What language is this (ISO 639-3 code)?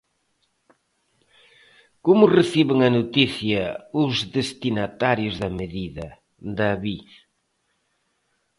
glg